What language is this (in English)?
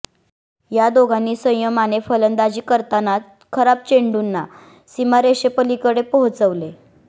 Marathi